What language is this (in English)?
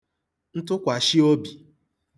Igbo